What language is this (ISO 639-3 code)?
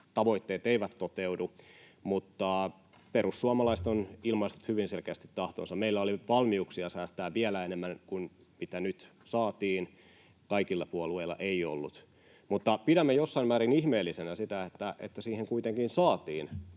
fin